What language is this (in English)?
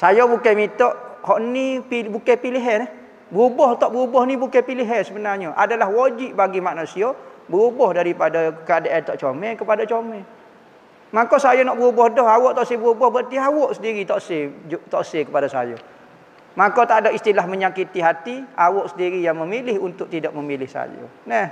Malay